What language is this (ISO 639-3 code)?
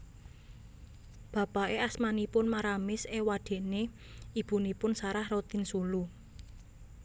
jav